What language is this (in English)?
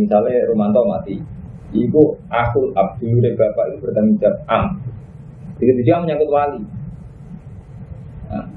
Indonesian